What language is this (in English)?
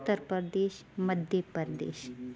Sindhi